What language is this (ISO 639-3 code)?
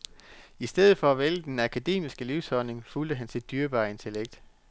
dan